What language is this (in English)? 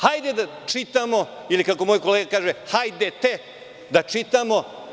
Serbian